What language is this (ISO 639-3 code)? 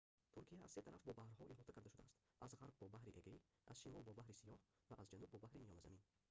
tgk